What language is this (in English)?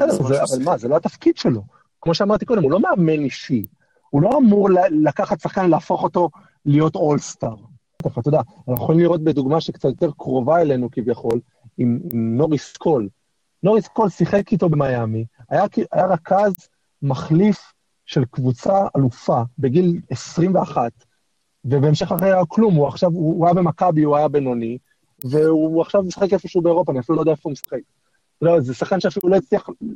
Hebrew